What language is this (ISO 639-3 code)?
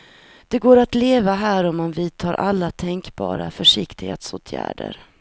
swe